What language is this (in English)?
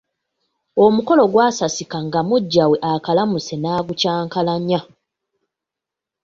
Ganda